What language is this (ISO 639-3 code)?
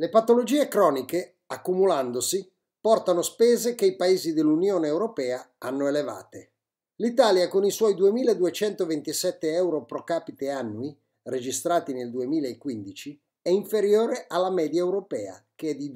ita